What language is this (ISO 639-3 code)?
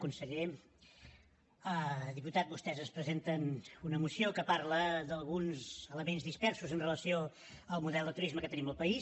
cat